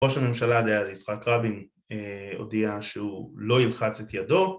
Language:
Hebrew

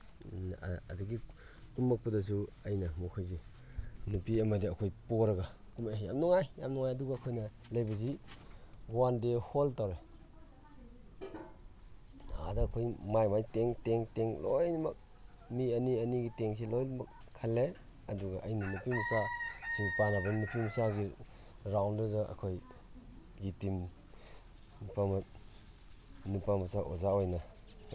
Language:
Manipuri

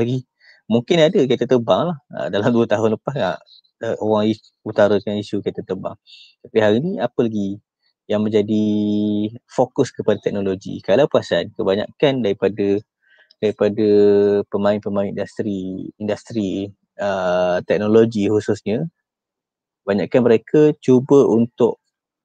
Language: Malay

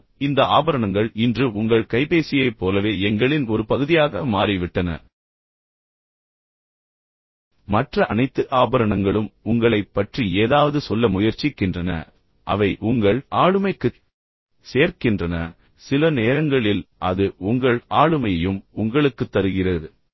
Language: Tamil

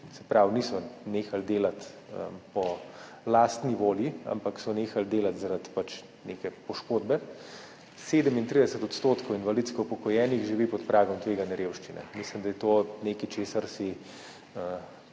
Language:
Slovenian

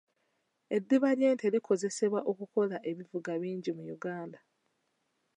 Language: Ganda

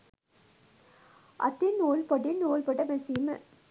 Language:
Sinhala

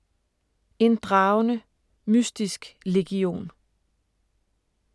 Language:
Danish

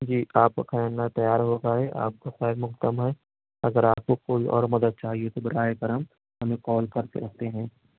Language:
Urdu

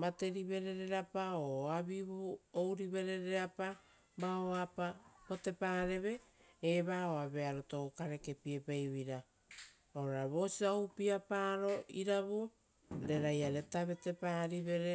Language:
Rotokas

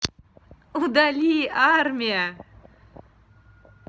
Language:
Russian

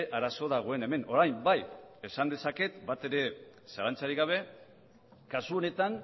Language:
Basque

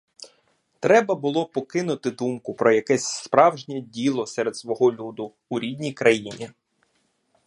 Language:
Ukrainian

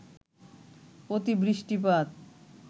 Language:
Bangla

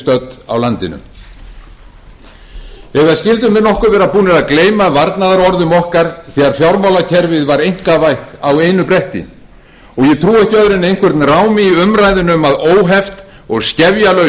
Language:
Icelandic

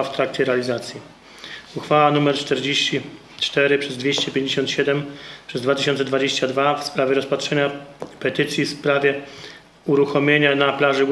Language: Polish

